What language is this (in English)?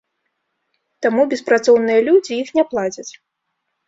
Belarusian